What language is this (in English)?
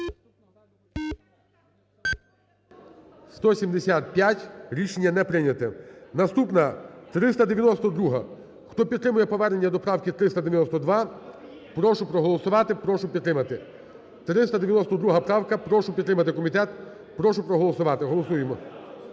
Ukrainian